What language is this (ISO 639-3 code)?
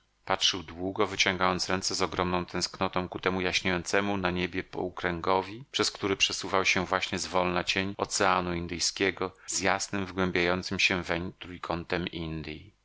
pol